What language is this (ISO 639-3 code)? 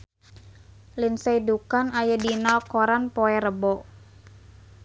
sun